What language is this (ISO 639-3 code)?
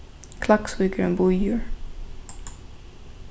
fao